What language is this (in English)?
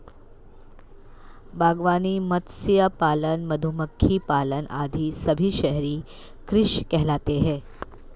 Hindi